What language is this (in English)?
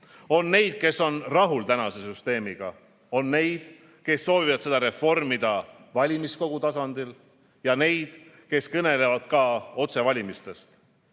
Estonian